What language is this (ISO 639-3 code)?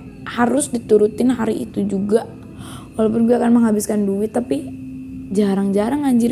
ind